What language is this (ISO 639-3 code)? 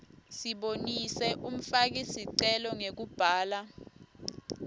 ssw